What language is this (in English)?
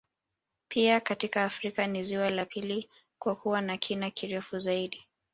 Swahili